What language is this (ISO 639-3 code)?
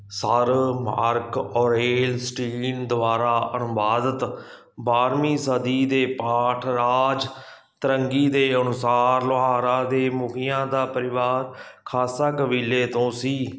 pan